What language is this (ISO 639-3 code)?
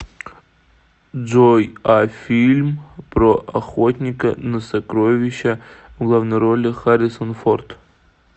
rus